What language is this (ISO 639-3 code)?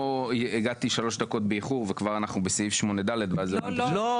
heb